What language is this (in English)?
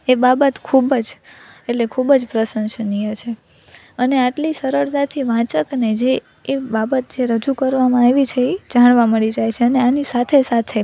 Gujarati